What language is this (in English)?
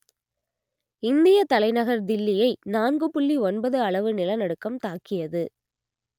Tamil